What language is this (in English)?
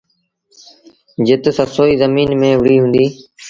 Sindhi Bhil